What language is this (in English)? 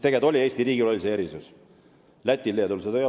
Estonian